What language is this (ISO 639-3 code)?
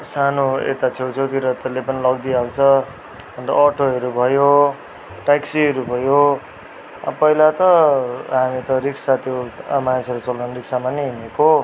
nep